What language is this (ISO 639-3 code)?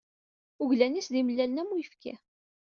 kab